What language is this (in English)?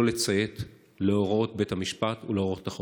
Hebrew